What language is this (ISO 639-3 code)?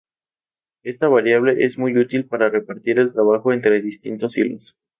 spa